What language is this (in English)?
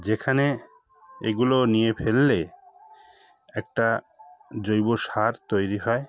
Bangla